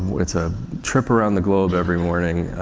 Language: English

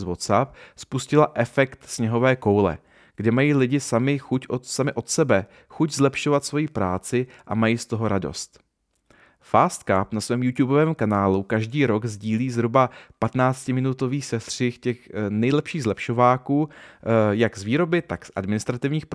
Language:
Czech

